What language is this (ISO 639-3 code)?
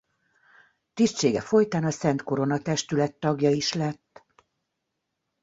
hun